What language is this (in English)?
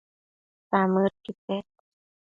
Matsés